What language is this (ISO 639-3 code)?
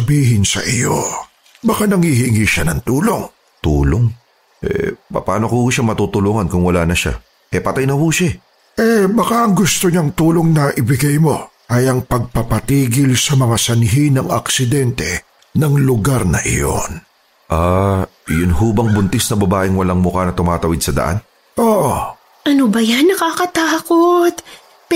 fil